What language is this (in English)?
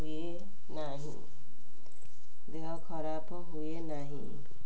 Odia